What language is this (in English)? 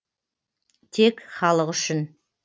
Kazakh